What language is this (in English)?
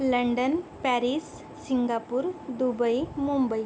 Marathi